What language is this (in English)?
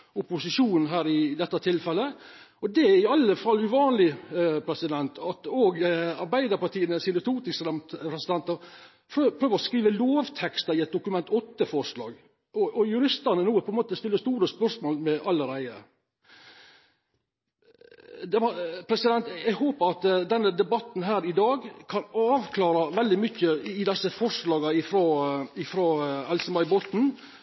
Norwegian Nynorsk